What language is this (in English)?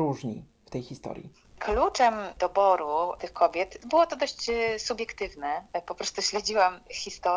Polish